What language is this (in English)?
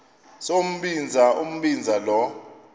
Xhosa